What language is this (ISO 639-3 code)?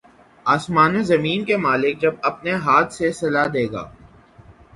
urd